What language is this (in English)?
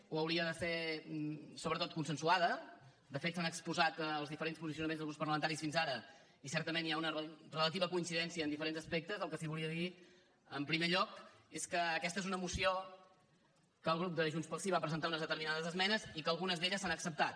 Catalan